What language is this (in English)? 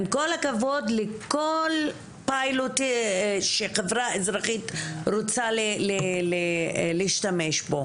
Hebrew